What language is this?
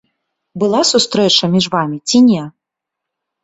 Belarusian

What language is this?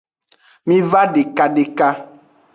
Aja (Benin)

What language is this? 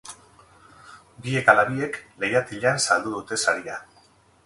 Basque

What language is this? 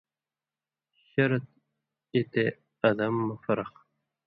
Indus Kohistani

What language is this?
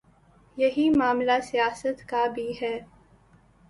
Urdu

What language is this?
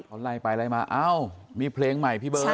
Thai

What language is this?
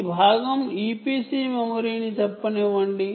Telugu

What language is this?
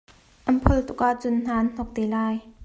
Hakha Chin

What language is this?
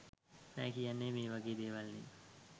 Sinhala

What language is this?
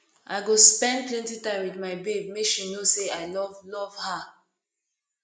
Nigerian Pidgin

